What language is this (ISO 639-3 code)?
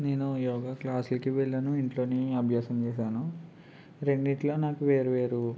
tel